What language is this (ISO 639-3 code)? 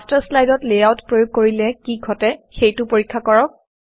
asm